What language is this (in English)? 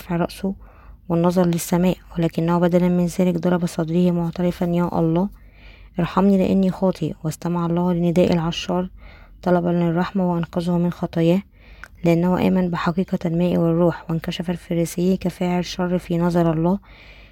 Arabic